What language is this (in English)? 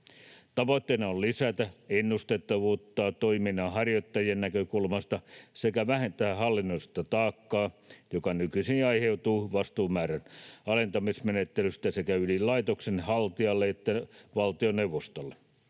Finnish